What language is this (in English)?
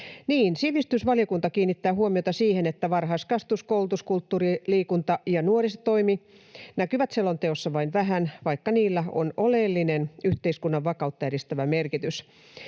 Finnish